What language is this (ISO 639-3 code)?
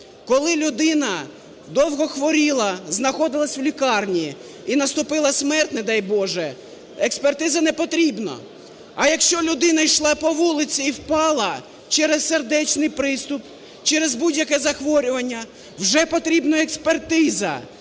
ukr